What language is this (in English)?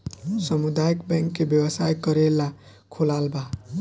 Bhojpuri